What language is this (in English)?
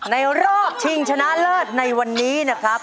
Thai